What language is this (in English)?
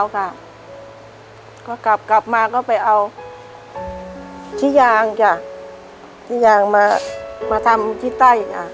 Thai